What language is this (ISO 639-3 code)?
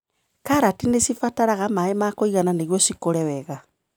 kik